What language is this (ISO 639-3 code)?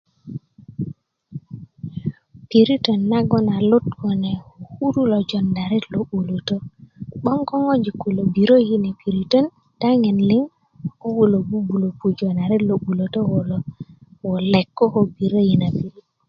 ukv